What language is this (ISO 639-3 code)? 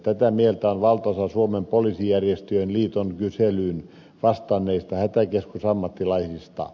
fin